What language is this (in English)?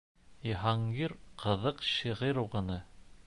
Bashkir